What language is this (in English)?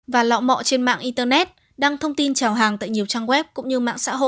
Vietnamese